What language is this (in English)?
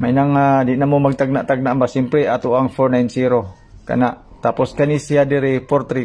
Filipino